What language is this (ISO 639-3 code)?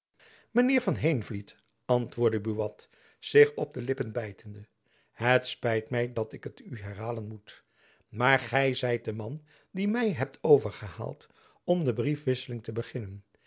nld